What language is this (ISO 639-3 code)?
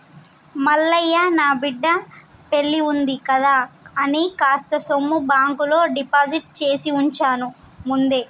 tel